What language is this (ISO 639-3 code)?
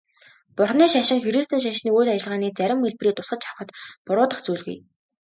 mon